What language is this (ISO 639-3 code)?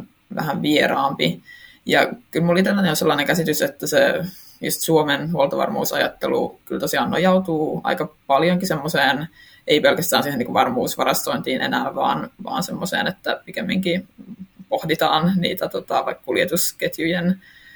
fin